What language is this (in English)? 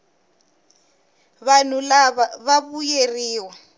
Tsonga